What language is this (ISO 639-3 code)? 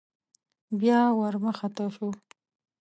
pus